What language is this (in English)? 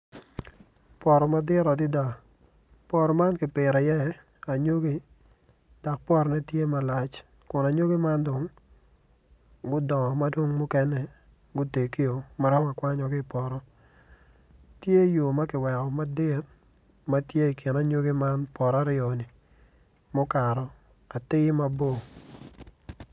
Acoli